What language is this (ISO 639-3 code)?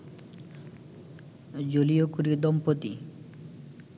ben